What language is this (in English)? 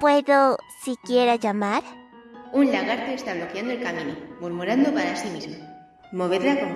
Spanish